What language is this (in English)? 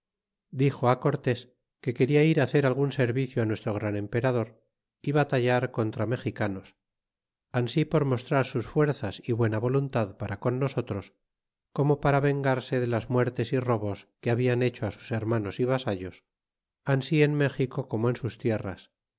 Spanish